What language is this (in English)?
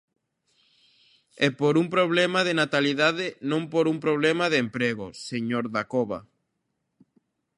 Galician